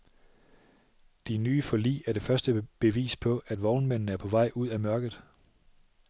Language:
Danish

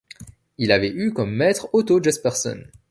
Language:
French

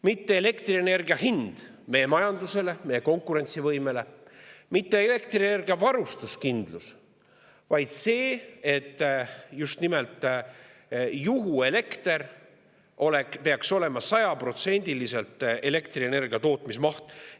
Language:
Estonian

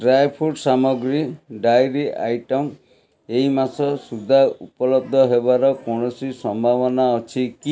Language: Odia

